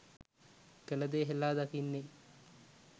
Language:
Sinhala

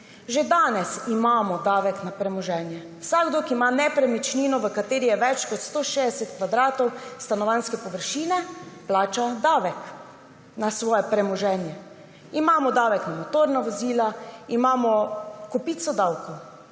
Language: Slovenian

